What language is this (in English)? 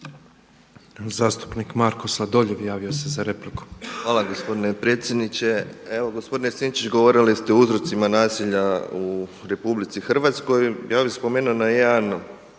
Croatian